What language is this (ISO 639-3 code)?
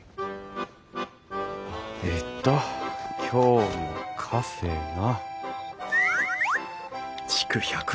jpn